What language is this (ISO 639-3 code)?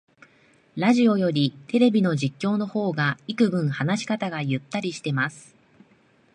jpn